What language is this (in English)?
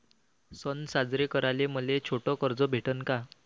Marathi